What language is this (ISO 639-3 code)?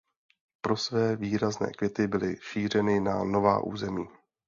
ces